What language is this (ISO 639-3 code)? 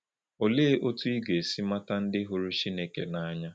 ibo